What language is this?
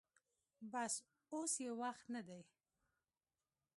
Pashto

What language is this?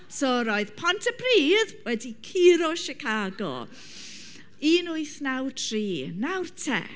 Welsh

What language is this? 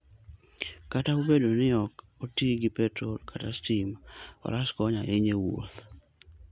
Luo (Kenya and Tanzania)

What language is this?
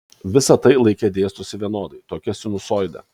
Lithuanian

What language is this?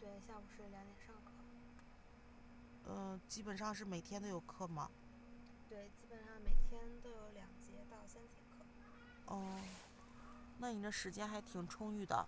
Chinese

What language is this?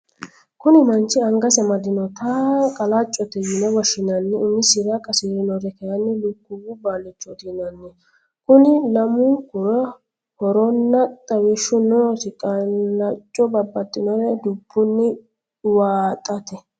Sidamo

